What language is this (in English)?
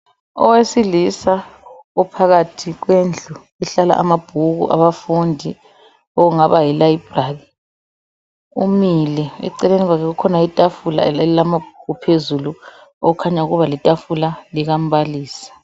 North Ndebele